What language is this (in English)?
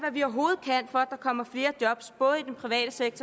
Danish